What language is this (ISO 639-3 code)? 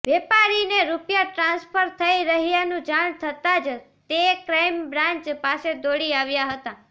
guj